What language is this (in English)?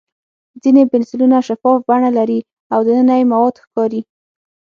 Pashto